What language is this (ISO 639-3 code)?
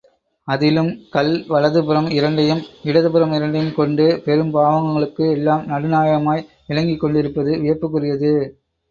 tam